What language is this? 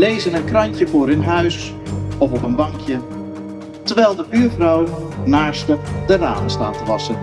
Dutch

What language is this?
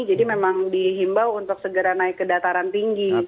Indonesian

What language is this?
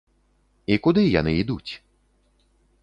Belarusian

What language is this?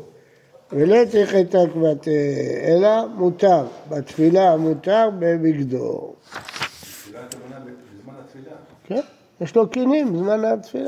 Hebrew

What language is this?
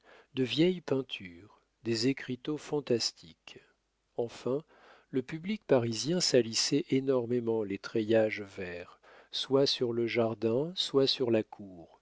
French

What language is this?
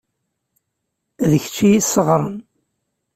Kabyle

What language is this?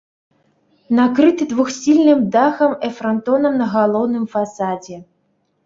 Belarusian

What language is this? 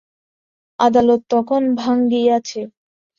Bangla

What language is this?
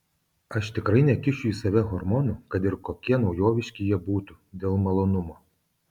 Lithuanian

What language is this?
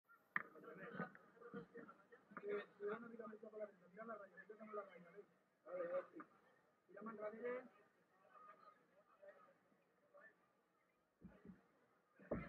Arabic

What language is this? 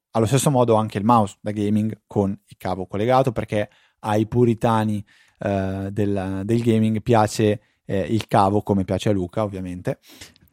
Italian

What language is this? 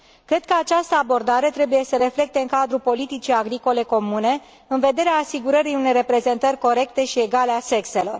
Romanian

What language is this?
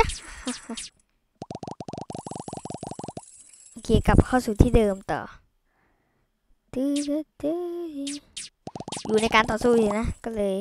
Thai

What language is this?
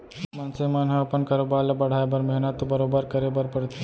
Chhattisgarhi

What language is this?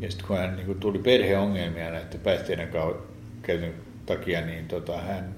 Finnish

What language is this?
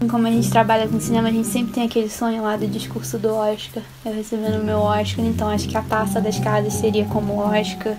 Portuguese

